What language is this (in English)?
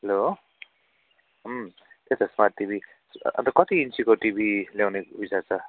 Nepali